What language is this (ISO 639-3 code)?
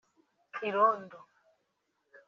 kin